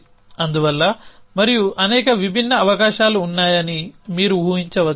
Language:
Telugu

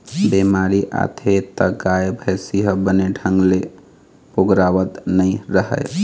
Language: Chhattisgarhi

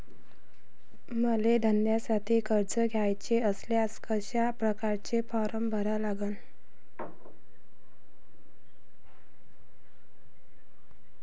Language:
Marathi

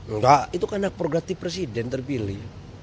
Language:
Indonesian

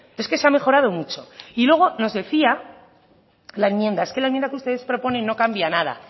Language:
Spanish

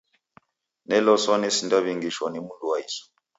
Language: Taita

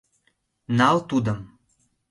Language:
Mari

